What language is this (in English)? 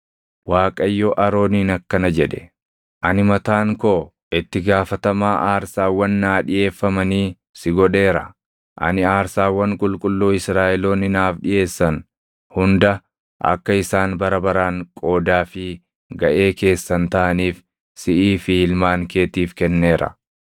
Oromo